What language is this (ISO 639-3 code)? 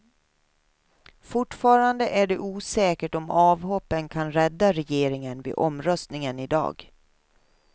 swe